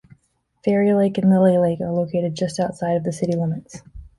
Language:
English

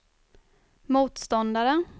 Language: Swedish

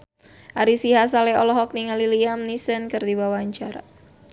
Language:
Sundanese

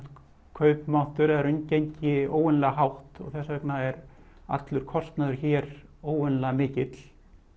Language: Icelandic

